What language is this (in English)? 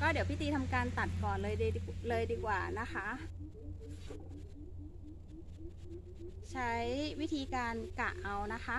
Thai